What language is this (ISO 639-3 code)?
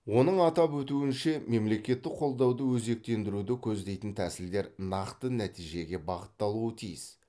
kaz